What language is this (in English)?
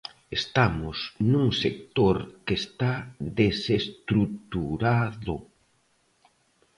Galician